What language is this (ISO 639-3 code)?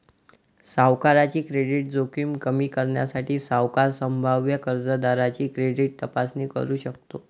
mar